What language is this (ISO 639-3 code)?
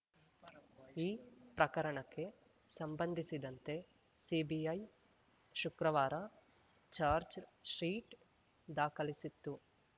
kan